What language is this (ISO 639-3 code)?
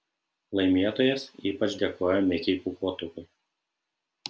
lit